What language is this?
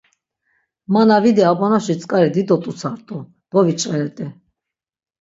Laz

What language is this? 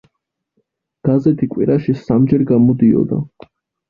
Georgian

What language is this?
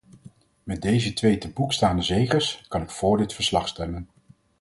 Dutch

